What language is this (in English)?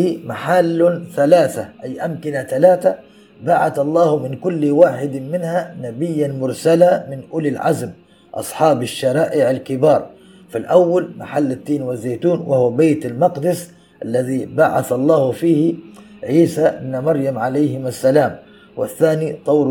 Arabic